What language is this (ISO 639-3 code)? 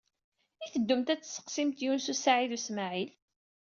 kab